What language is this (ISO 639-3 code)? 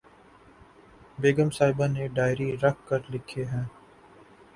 urd